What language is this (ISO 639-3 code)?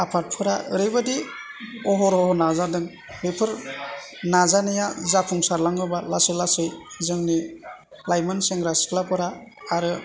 brx